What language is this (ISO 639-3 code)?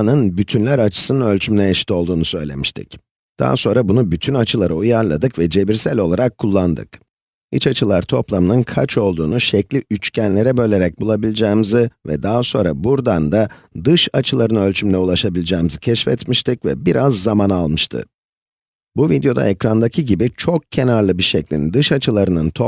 tur